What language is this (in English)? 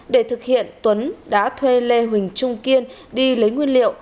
Vietnamese